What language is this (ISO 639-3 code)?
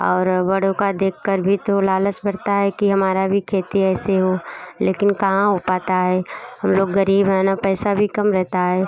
hin